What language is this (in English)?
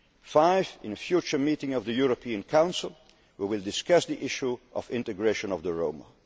English